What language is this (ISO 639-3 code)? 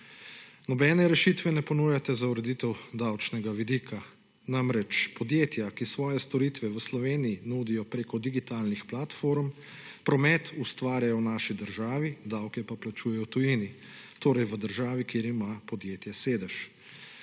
slv